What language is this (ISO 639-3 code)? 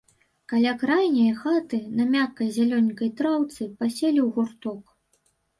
bel